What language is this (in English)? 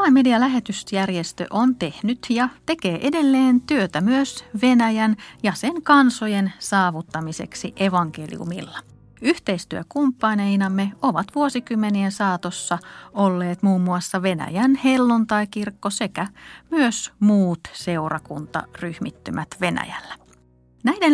Finnish